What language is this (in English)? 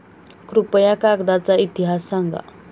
Marathi